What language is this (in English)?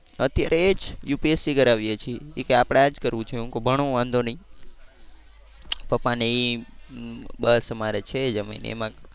Gujarati